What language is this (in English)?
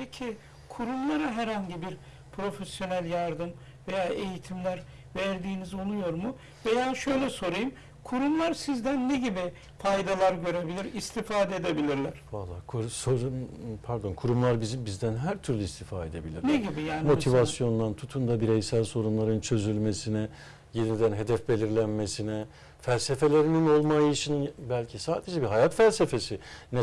Turkish